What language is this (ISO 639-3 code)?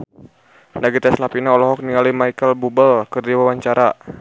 sun